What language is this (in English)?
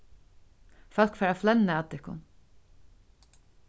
Faroese